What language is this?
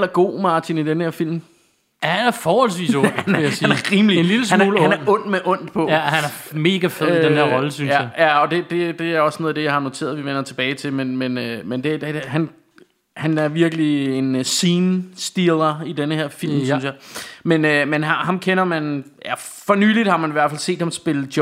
Danish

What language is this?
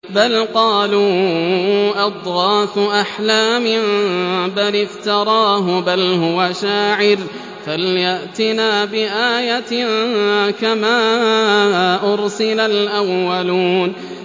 Arabic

